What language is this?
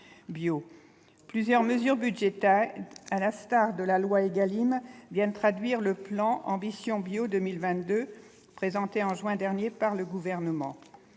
French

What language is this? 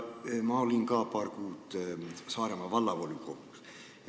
Estonian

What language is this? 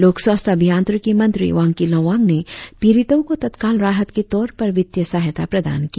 Hindi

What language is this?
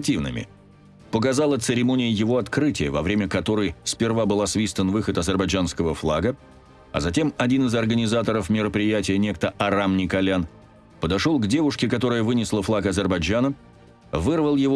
Russian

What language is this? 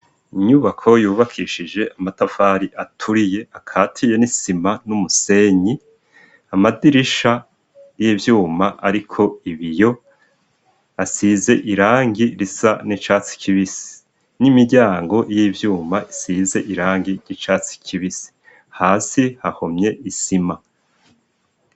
Rundi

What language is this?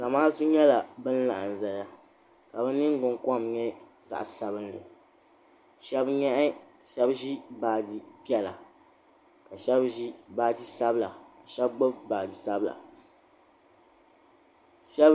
Dagbani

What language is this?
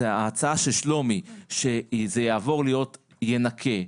Hebrew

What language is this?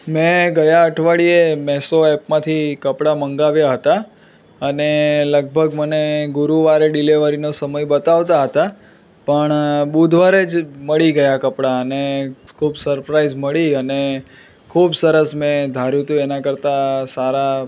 Gujarati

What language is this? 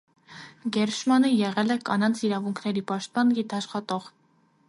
Armenian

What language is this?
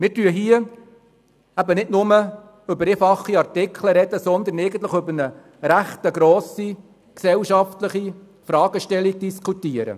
Swiss German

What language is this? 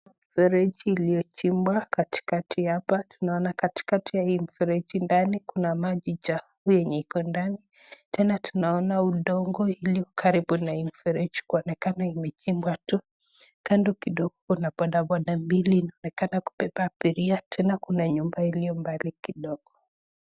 Swahili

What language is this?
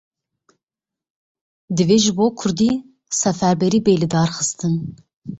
Kurdish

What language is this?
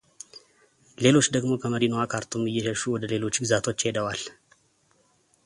Amharic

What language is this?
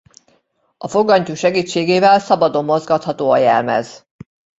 Hungarian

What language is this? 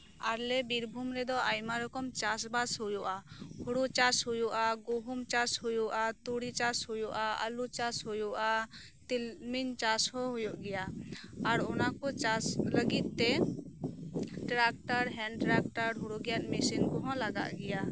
Santali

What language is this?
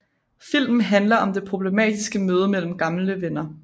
Danish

